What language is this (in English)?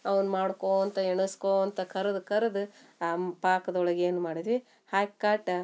Kannada